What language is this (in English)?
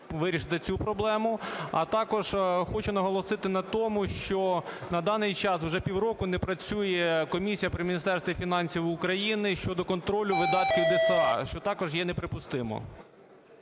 Ukrainian